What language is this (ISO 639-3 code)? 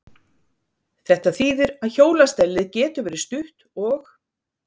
isl